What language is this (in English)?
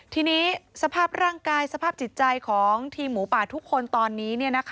Thai